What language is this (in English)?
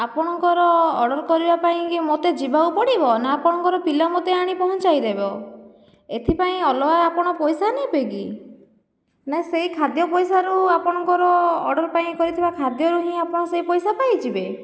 Odia